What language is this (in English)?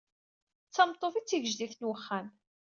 Kabyle